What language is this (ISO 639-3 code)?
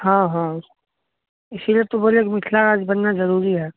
mai